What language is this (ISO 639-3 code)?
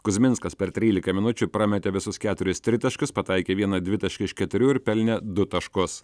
lit